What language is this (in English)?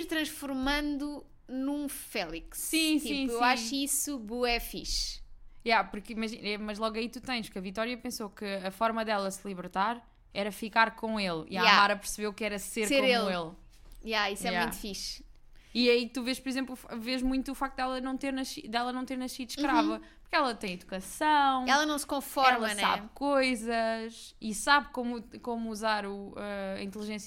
Portuguese